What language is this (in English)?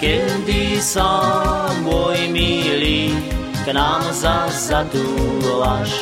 Croatian